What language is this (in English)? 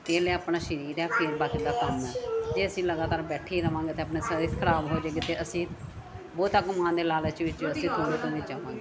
Punjabi